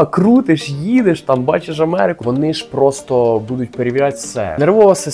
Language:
Ukrainian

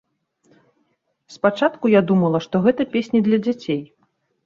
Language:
Belarusian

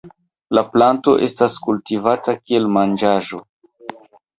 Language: Esperanto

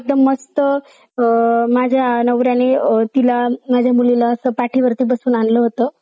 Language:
Marathi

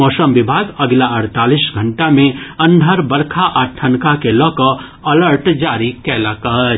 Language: Maithili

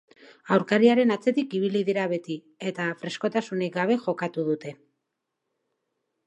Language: Basque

